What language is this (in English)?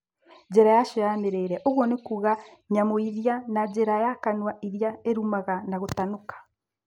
Kikuyu